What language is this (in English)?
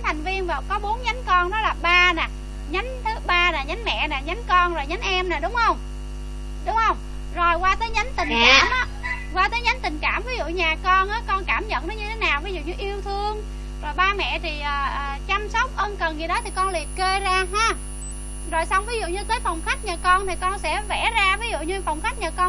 Vietnamese